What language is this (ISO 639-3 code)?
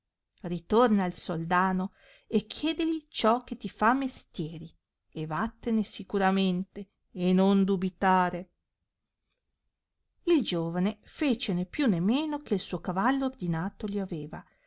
ita